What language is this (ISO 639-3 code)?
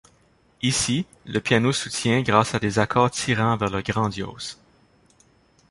fra